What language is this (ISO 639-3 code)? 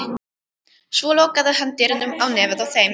isl